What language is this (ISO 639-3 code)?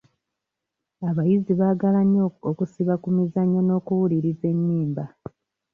lug